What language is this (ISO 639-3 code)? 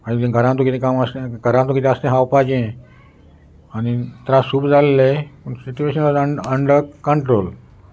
kok